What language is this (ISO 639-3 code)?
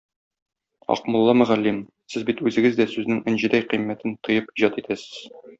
tat